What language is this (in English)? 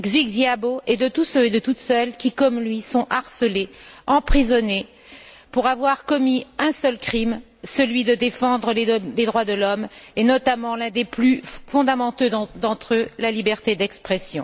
French